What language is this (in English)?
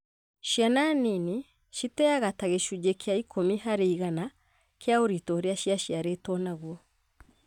Kikuyu